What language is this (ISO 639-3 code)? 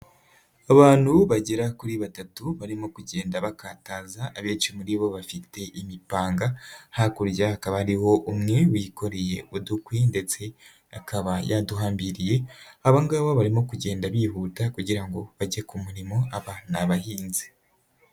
kin